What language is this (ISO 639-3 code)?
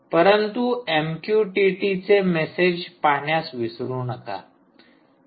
mar